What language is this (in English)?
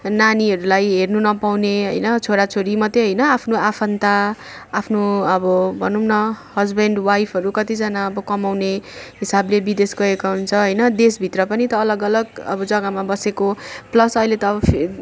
Nepali